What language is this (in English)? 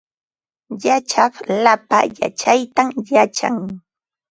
Ambo-Pasco Quechua